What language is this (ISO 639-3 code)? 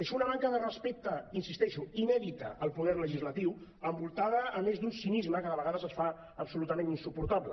cat